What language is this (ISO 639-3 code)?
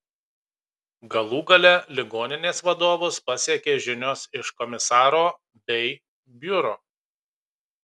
lit